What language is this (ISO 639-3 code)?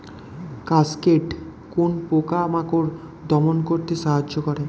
ben